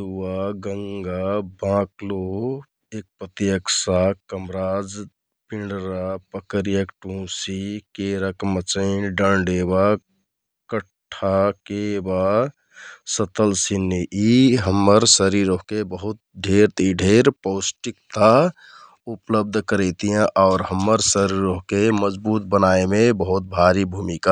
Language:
Kathoriya Tharu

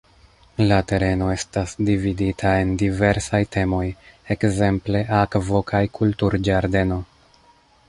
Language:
Esperanto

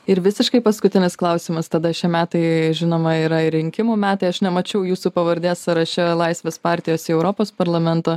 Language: Lithuanian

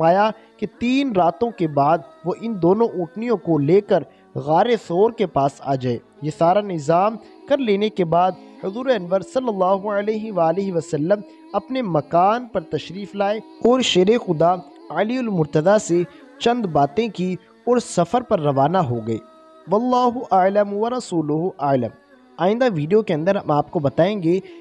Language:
Hindi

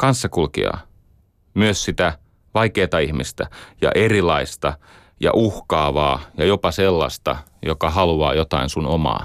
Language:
Finnish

